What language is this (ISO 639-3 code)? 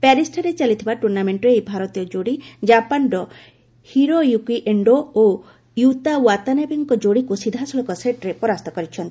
ori